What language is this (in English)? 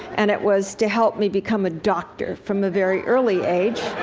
English